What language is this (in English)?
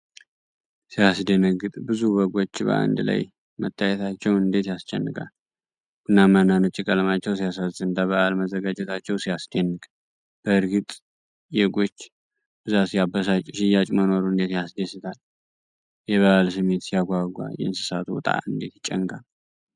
Amharic